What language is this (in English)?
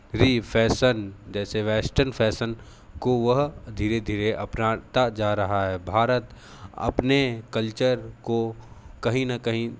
Hindi